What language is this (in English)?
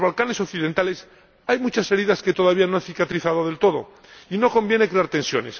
Spanish